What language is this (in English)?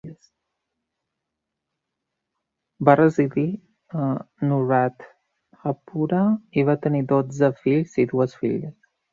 Catalan